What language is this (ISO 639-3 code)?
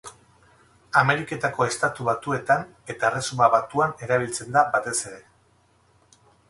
eus